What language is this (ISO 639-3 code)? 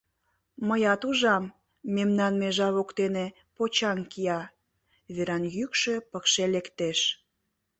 chm